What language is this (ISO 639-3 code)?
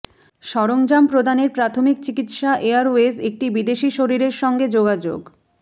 ben